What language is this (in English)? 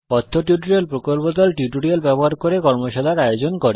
Bangla